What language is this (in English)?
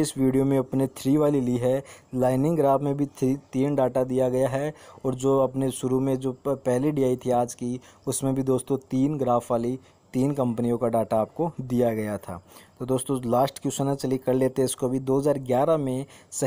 Hindi